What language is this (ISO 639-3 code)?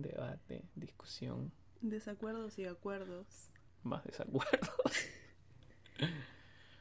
spa